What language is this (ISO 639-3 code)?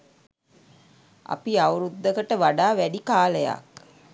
sin